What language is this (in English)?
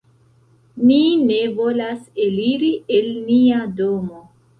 Esperanto